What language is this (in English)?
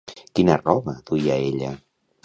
Catalan